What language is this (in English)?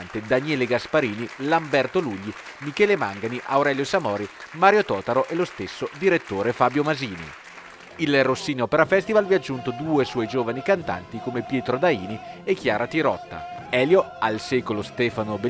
Italian